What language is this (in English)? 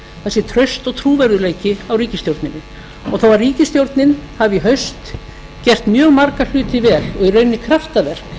Icelandic